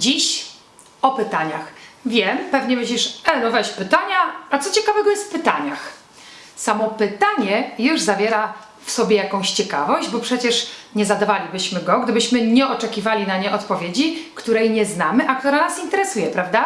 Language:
Polish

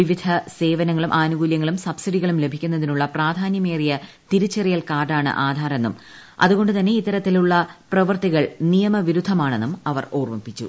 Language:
Malayalam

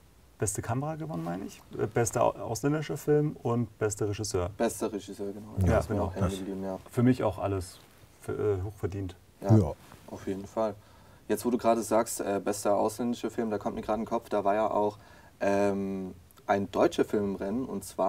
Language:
German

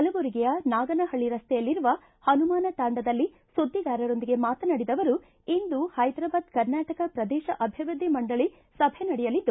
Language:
Kannada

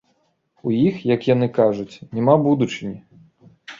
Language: Belarusian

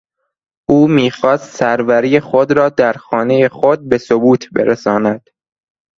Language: Persian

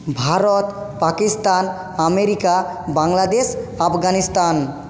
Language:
Bangla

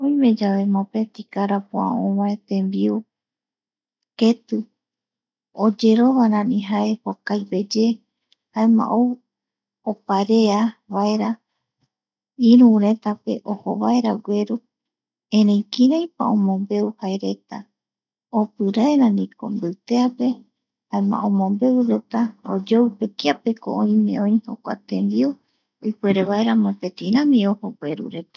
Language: Eastern Bolivian Guaraní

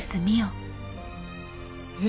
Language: Japanese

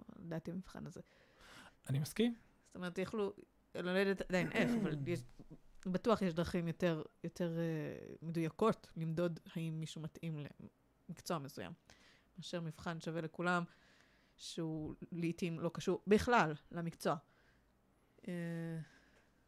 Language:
Hebrew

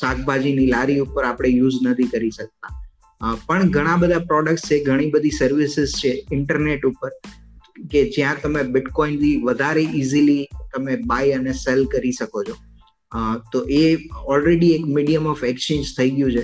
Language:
Gujarati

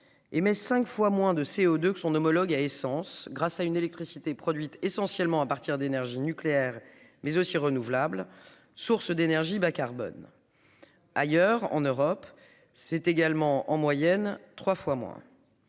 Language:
French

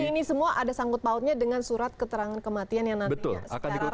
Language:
Indonesian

